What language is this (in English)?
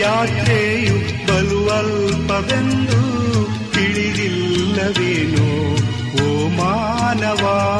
Kannada